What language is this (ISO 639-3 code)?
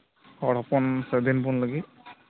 sat